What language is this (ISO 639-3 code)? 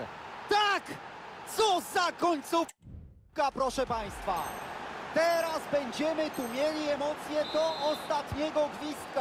pol